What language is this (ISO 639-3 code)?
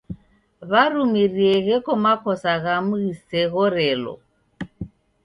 dav